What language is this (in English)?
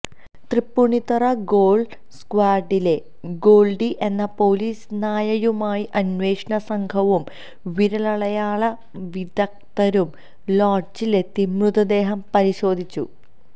Malayalam